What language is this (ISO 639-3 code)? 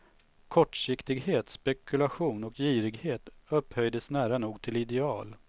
swe